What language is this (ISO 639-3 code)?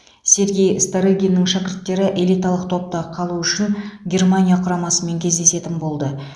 kaz